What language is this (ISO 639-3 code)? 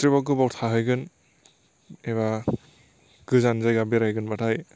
brx